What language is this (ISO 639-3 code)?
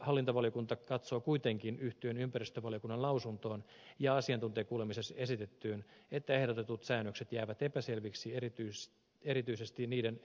fin